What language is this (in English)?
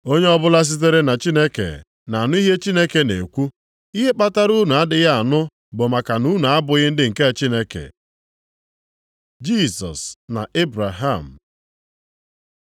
Igbo